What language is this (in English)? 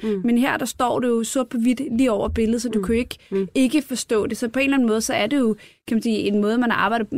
Danish